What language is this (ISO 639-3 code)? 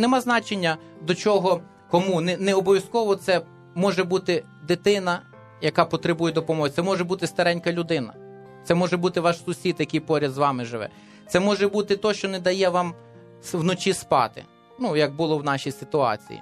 ukr